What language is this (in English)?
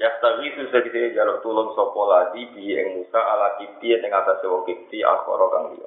Indonesian